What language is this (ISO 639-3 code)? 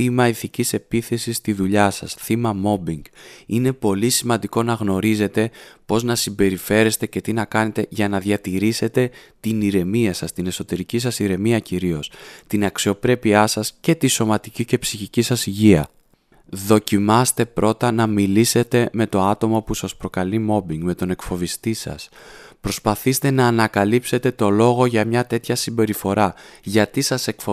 ell